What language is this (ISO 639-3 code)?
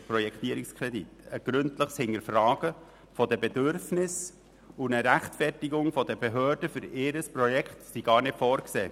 gsw